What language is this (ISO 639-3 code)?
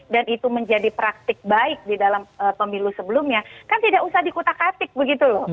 ind